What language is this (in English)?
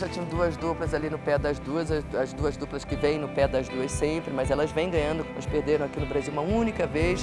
Portuguese